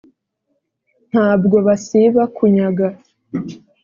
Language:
Kinyarwanda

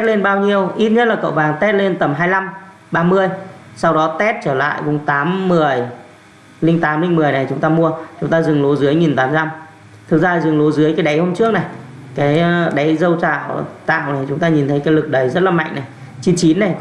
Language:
Vietnamese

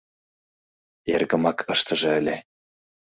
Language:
Mari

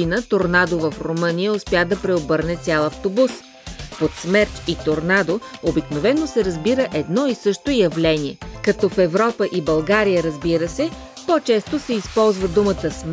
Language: Bulgarian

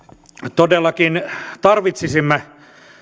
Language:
Finnish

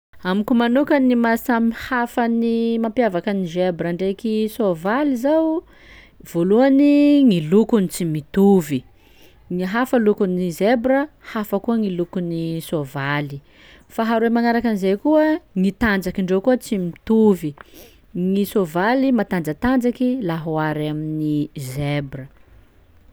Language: Sakalava Malagasy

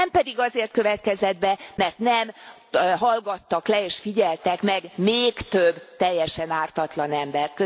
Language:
Hungarian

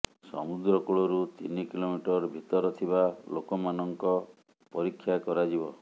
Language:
Odia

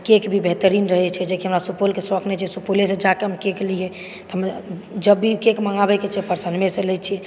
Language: Maithili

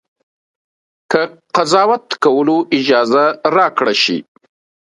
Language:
Pashto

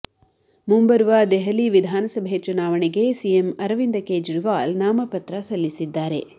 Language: Kannada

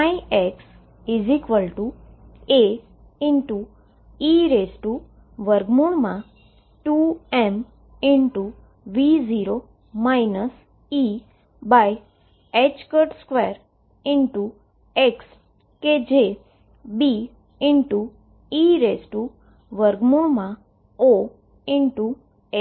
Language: Gujarati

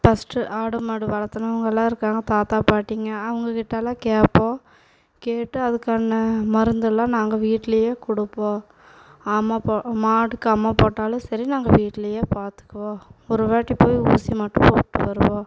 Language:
Tamil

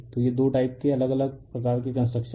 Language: Hindi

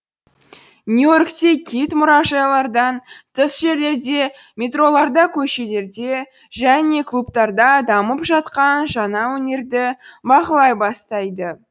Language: Kazakh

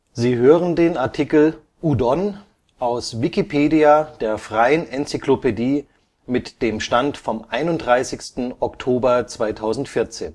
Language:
German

